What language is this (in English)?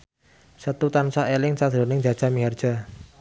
Javanese